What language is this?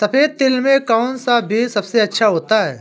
Hindi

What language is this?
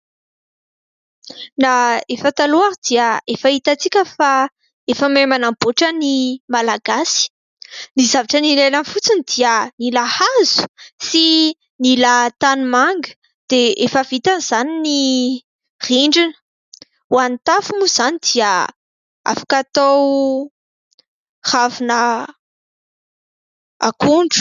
Malagasy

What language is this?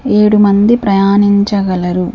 Telugu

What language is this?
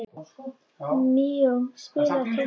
Icelandic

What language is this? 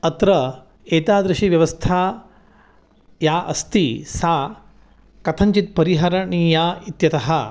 Sanskrit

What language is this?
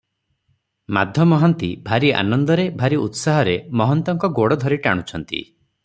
Odia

